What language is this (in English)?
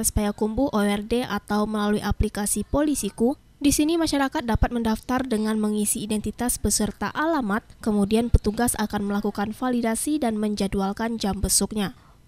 Indonesian